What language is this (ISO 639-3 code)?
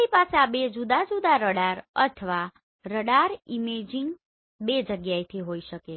guj